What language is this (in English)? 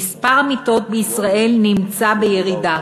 Hebrew